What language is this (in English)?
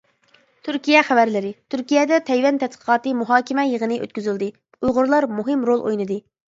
Uyghur